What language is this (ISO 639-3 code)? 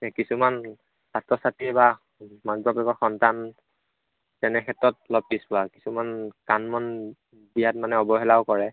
asm